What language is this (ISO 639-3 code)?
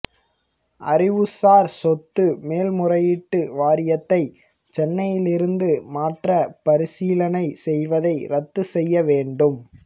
tam